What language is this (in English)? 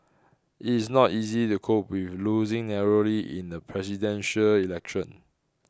English